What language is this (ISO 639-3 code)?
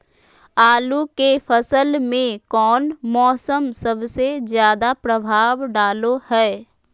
mag